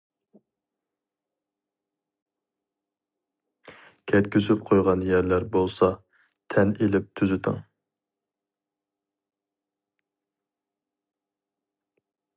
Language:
Uyghur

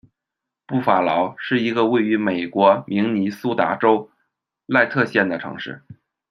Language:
Chinese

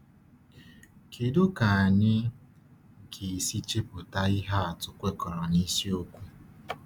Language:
Igbo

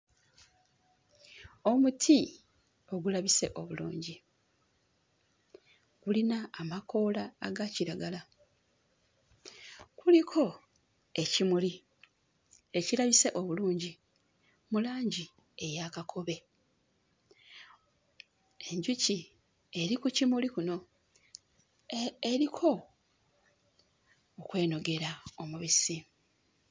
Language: Ganda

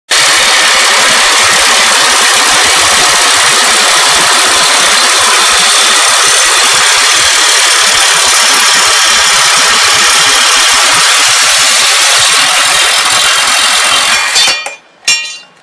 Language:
Bulgarian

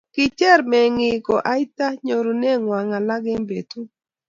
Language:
Kalenjin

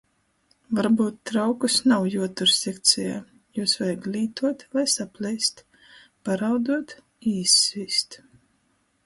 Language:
Latgalian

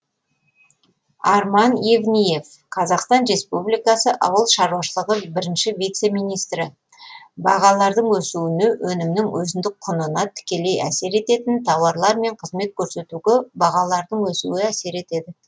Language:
Kazakh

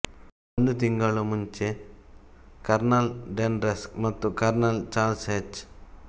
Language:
Kannada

